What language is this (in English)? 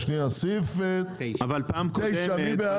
Hebrew